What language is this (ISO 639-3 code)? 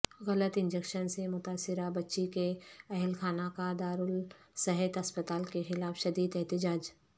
urd